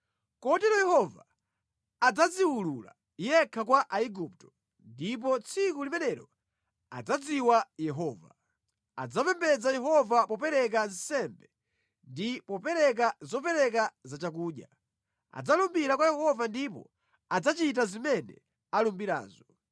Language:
Nyanja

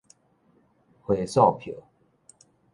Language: Min Nan Chinese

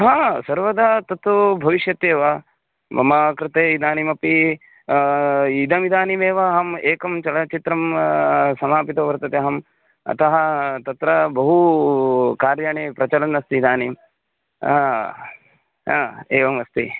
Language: Sanskrit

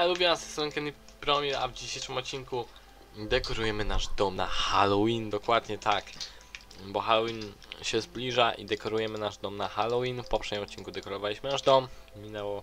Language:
Polish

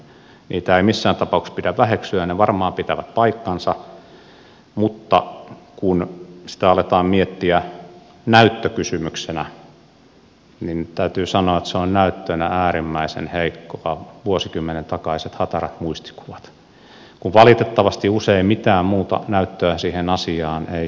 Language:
Finnish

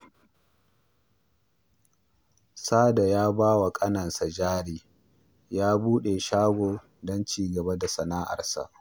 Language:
Hausa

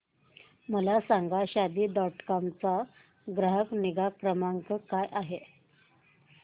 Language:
Marathi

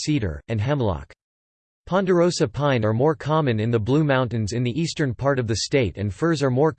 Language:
English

